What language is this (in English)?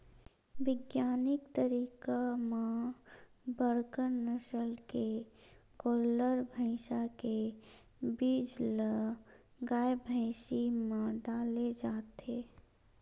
Chhattisgarhi